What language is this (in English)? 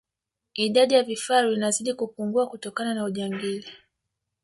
Swahili